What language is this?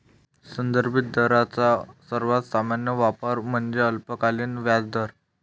Marathi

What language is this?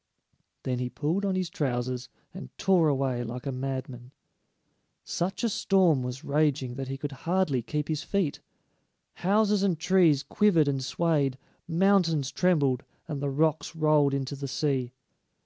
English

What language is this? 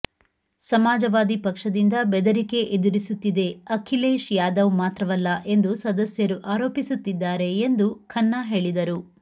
Kannada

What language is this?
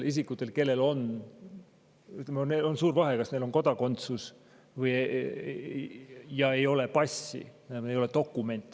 Estonian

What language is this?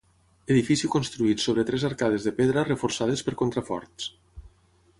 Catalan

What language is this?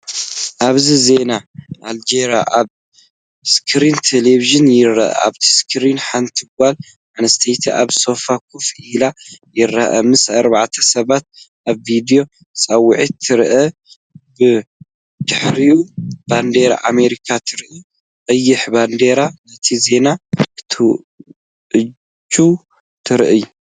Tigrinya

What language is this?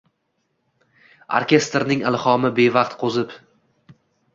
Uzbek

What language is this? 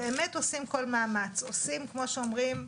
Hebrew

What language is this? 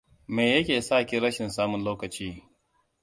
Hausa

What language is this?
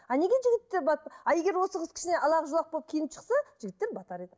Kazakh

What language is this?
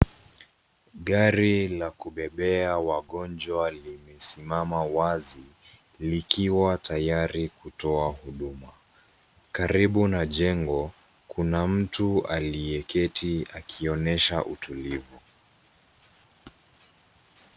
Swahili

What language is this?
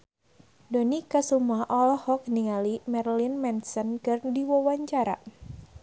Sundanese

